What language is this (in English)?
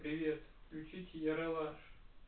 Russian